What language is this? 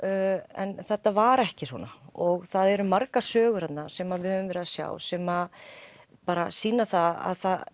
Icelandic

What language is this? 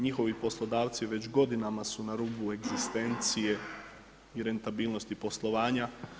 Croatian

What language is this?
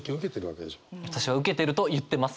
Japanese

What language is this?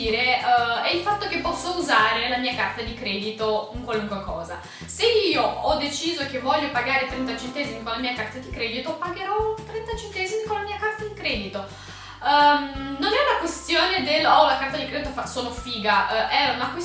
Italian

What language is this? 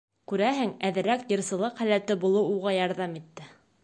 Bashkir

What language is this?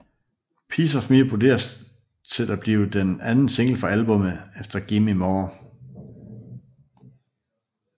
Danish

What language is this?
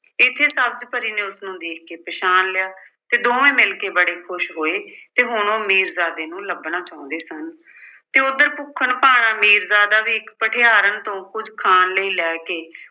Punjabi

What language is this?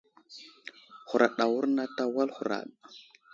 Wuzlam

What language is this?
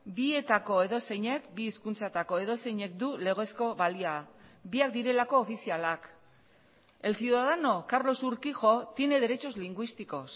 Basque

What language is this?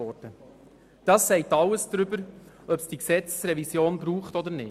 Swiss German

